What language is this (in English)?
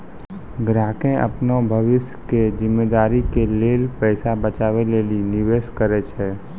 Maithili